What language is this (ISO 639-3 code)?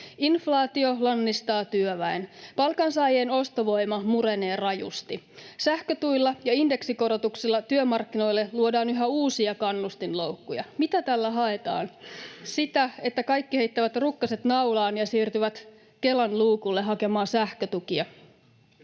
fin